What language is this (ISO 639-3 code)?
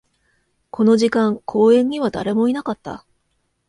jpn